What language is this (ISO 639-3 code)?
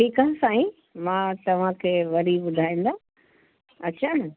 snd